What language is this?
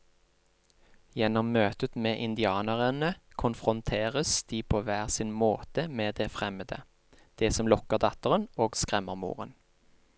Norwegian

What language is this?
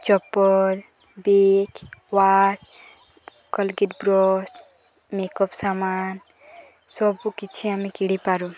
Odia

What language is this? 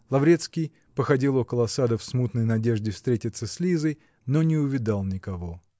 Russian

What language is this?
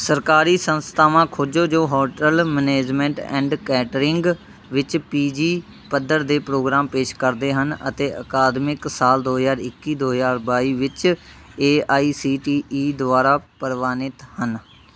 Punjabi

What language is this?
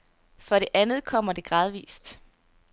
Danish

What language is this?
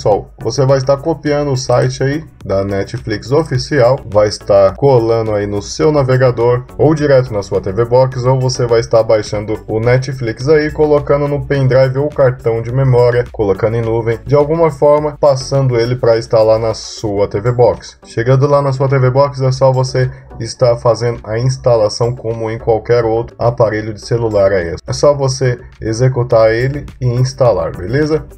Portuguese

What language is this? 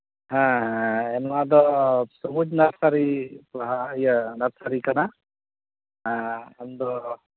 Santali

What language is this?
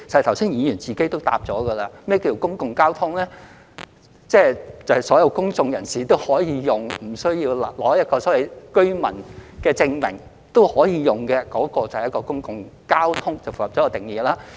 Cantonese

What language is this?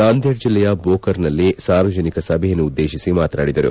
Kannada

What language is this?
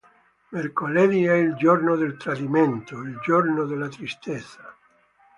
Italian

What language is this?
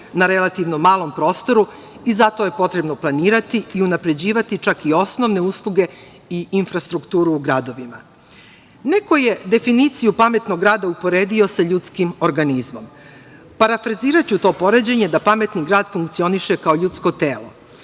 Serbian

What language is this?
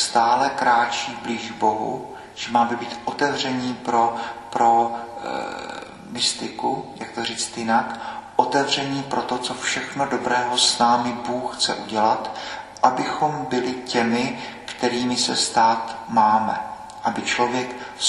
Czech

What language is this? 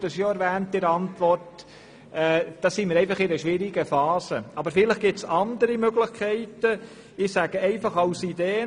Swiss German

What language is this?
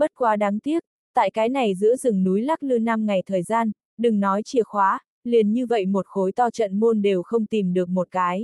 Vietnamese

